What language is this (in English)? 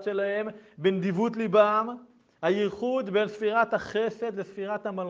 Hebrew